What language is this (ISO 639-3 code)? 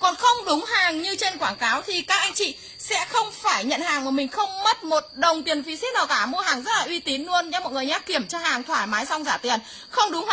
vie